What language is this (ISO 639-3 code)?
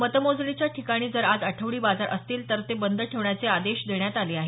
mar